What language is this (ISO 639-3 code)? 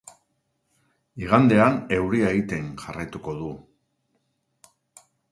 eus